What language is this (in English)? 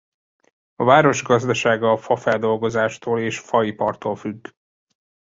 Hungarian